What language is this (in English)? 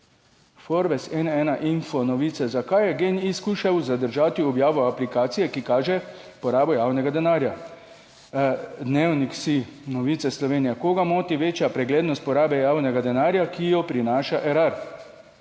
Slovenian